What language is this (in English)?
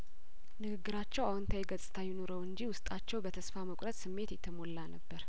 Amharic